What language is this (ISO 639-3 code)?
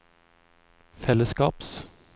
nor